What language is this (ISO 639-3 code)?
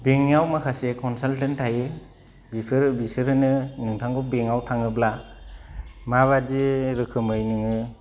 brx